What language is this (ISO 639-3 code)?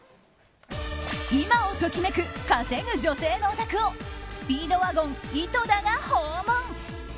jpn